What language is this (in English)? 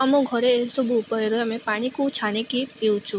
Odia